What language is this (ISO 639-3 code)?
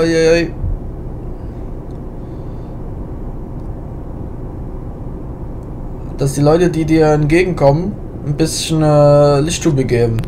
deu